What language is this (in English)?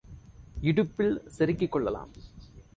Tamil